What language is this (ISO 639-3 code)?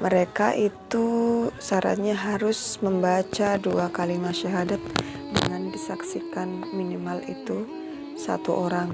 ind